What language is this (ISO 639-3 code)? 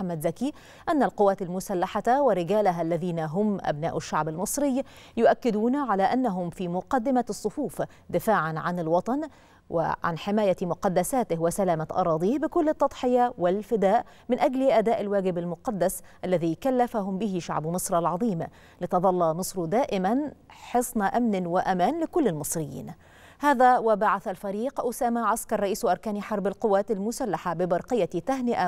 ara